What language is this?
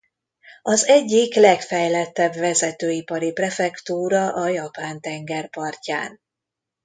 Hungarian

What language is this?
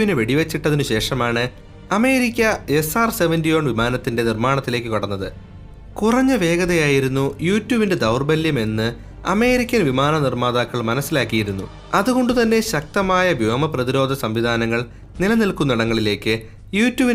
Malayalam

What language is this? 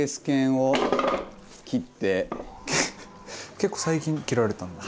Japanese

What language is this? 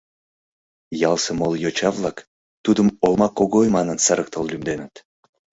Mari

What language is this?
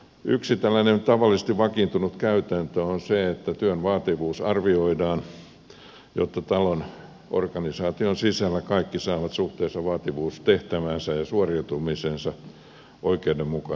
Finnish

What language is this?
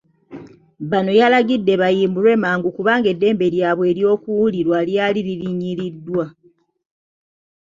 Ganda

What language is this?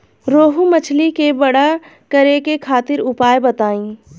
Bhojpuri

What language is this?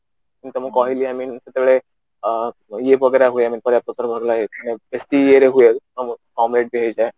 Odia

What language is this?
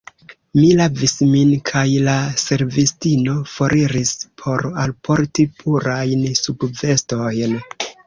Esperanto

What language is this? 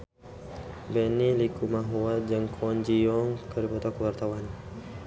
Sundanese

